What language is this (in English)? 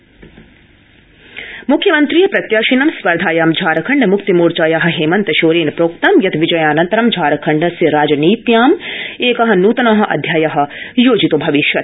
Sanskrit